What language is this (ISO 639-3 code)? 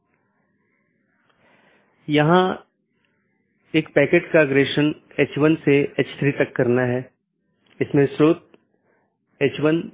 hin